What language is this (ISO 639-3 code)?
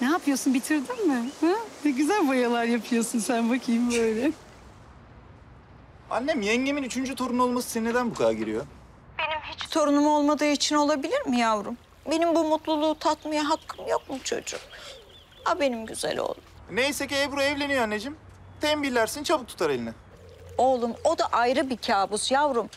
tur